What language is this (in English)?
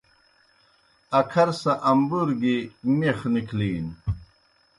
Kohistani Shina